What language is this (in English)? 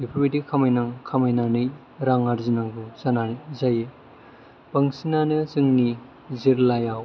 Bodo